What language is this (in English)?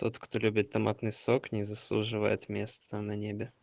Russian